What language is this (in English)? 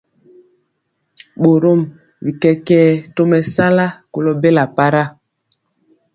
Mpiemo